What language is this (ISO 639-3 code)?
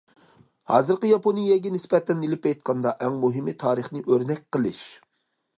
uig